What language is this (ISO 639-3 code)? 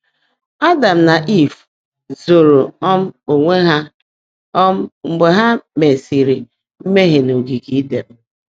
ibo